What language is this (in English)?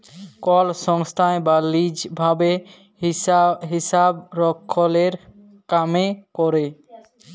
Bangla